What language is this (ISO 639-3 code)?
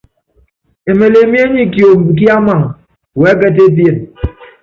yav